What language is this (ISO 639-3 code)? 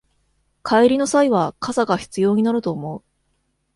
jpn